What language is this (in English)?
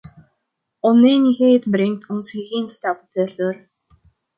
Dutch